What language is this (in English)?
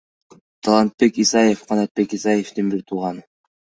Kyrgyz